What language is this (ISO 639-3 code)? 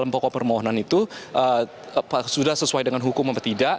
ind